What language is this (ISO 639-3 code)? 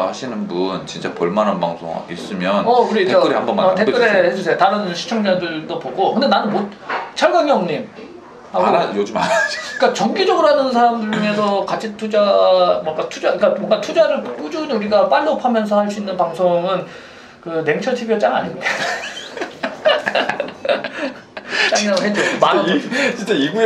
kor